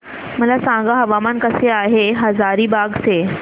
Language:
Marathi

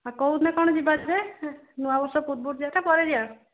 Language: Odia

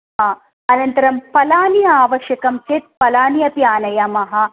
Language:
Sanskrit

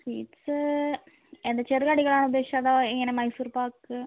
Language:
Malayalam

